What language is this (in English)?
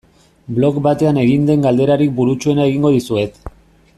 Basque